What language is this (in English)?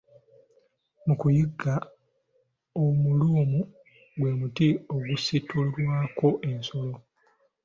Ganda